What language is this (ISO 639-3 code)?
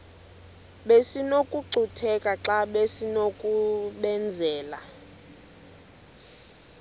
xho